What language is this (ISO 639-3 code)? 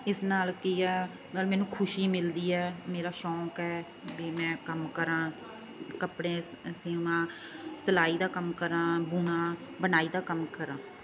pan